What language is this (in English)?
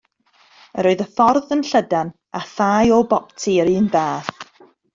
Welsh